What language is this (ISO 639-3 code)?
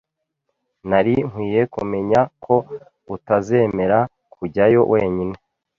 kin